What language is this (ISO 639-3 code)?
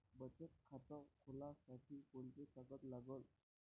mar